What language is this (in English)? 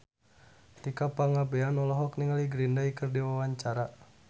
Sundanese